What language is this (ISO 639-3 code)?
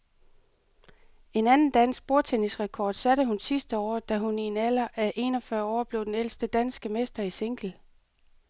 dan